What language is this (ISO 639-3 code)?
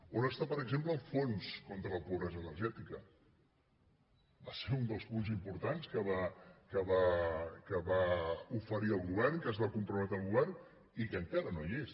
cat